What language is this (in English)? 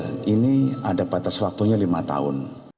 Indonesian